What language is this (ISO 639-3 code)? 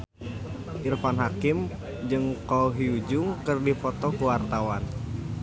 sun